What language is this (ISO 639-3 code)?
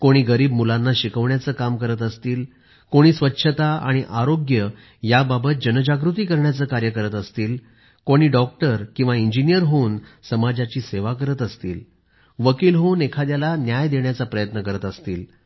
mar